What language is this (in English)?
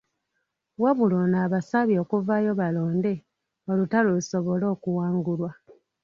Ganda